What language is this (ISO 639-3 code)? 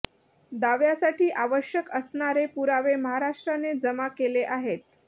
mar